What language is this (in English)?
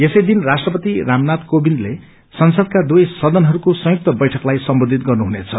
Nepali